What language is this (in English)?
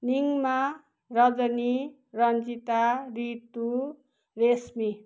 Nepali